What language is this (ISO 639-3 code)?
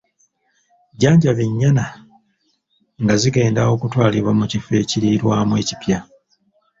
lug